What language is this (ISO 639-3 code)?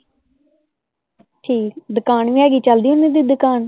pan